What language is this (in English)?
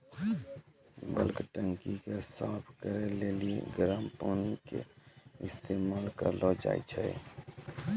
Maithili